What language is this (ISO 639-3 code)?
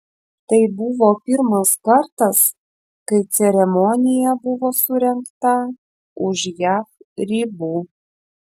lit